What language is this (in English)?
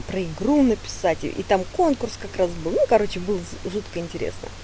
Russian